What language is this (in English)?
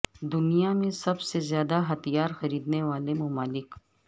Urdu